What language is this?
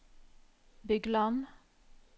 Norwegian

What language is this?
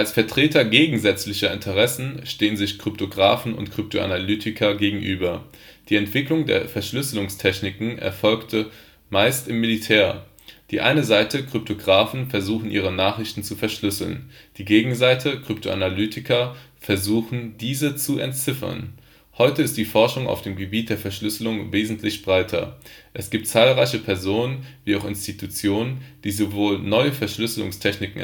German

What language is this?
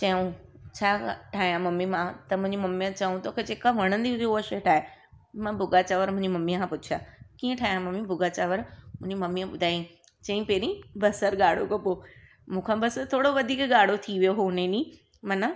Sindhi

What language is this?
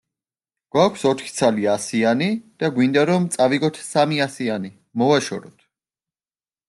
Georgian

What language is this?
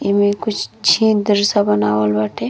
Bhojpuri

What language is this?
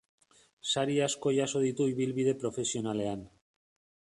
Basque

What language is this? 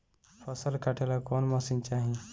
Bhojpuri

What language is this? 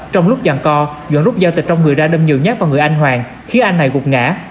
Vietnamese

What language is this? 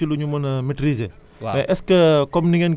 Wolof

